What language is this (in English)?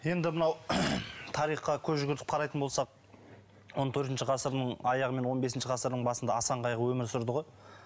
Kazakh